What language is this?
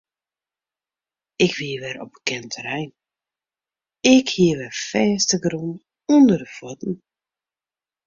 Western Frisian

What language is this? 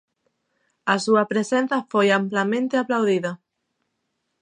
Galician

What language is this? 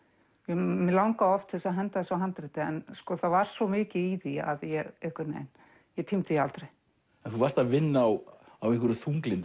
Icelandic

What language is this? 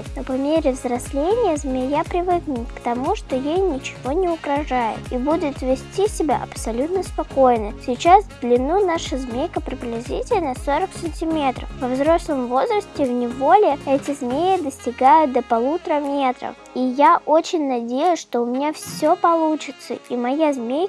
Russian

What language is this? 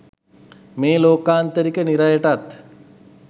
Sinhala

